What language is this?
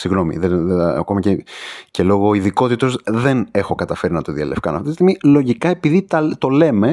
Greek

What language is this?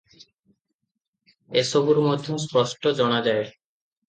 Odia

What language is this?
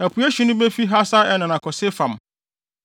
Akan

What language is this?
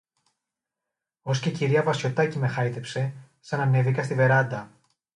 Greek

